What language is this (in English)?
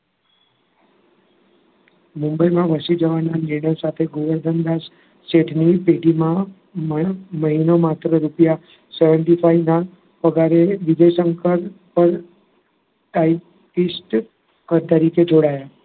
Gujarati